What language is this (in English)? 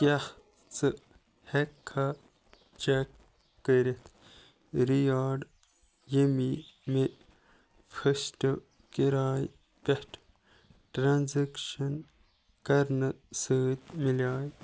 Kashmiri